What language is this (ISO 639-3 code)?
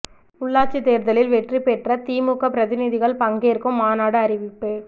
tam